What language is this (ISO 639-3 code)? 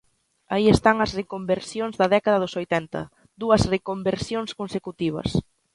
glg